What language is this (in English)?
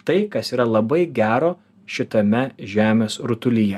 Lithuanian